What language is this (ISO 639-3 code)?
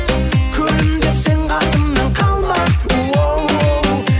kaz